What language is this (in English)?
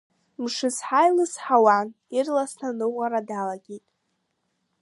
Abkhazian